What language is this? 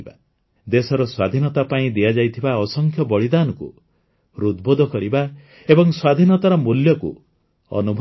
Odia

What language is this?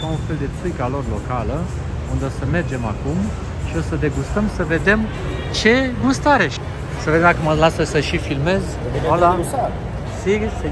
Romanian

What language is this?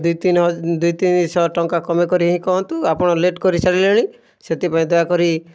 Odia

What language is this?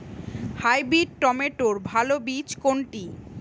Bangla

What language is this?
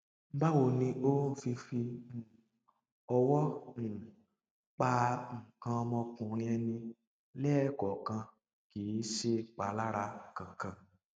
Yoruba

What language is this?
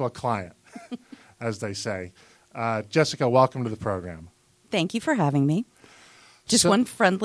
English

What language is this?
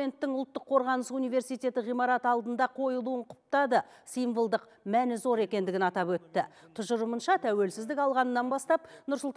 Russian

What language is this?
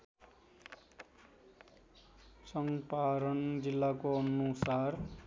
Nepali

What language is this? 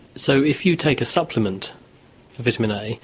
English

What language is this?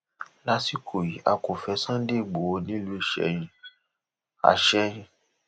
Yoruba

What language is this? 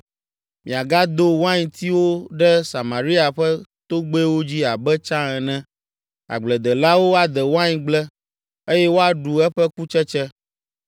Ewe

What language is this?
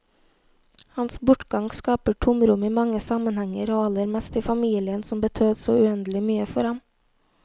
Norwegian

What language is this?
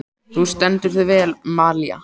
Icelandic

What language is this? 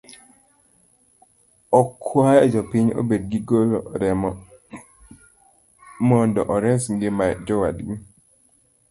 Luo (Kenya and Tanzania)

